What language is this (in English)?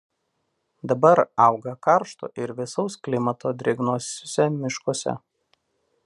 Lithuanian